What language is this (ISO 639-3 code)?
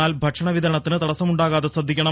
mal